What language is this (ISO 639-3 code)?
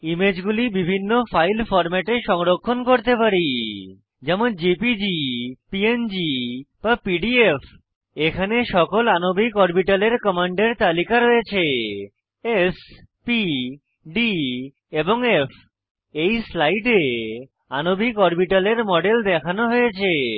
ben